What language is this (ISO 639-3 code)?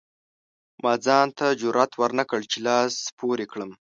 pus